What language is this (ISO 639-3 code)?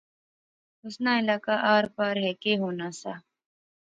phr